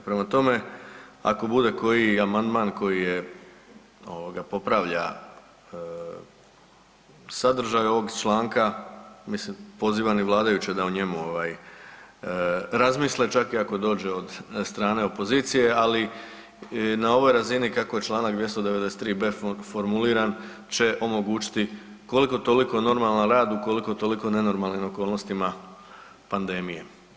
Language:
Croatian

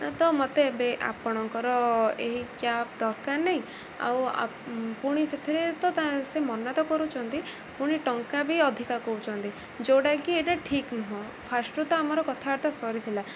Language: Odia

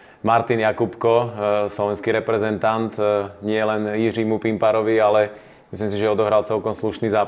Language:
Slovak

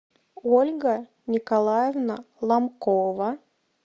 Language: Russian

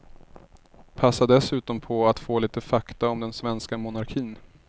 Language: Swedish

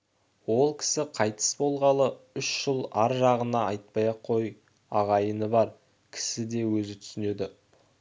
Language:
Kazakh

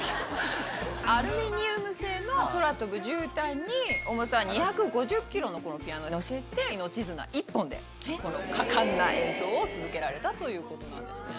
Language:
Japanese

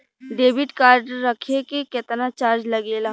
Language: Bhojpuri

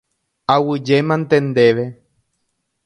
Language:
Guarani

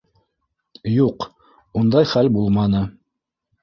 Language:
Bashkir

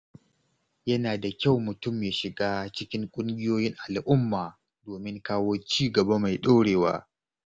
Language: Hausa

